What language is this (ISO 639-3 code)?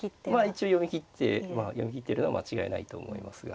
jpn